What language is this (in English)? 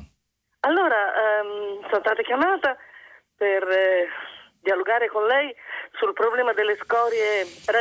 Italian